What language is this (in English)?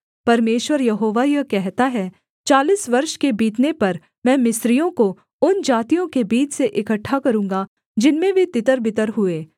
Hindi